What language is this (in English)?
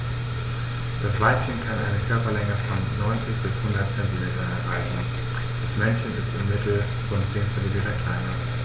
German